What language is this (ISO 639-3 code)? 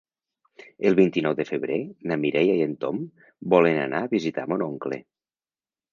cat